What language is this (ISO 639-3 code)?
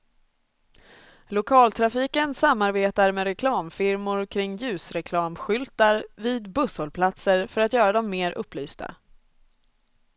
swe